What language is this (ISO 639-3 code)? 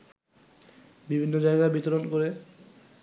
ben